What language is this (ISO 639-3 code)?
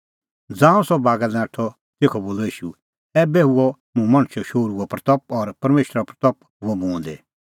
kfx